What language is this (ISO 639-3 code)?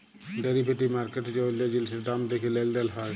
ben